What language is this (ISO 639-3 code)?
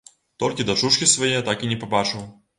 bel